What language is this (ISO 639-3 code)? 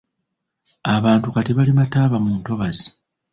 lug